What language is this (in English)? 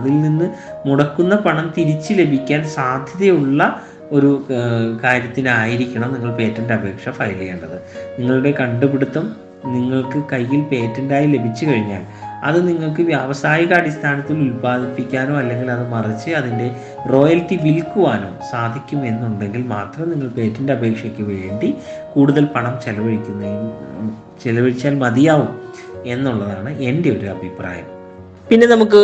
Malayalam